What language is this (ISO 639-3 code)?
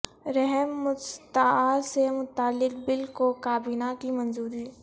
urd